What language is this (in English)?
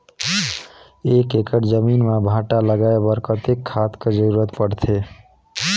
Chhattisgarhi